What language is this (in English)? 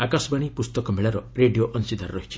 Odia